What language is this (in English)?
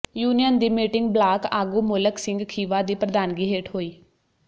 Punjabi